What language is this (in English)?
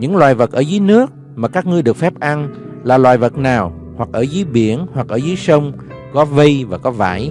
Vietnamese